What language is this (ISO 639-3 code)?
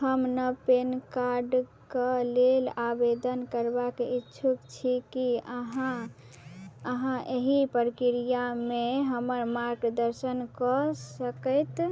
mai